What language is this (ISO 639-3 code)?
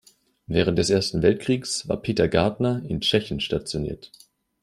deu